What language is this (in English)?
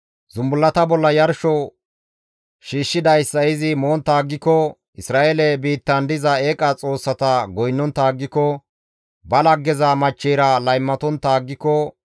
Gamo